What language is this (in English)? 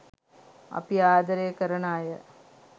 Sinhala